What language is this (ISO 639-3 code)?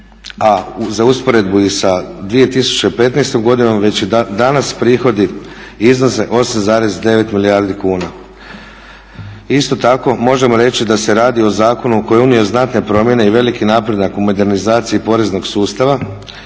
hrv